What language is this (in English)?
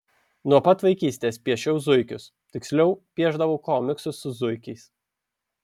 Lithuanian